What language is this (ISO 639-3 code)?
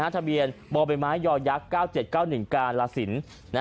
tha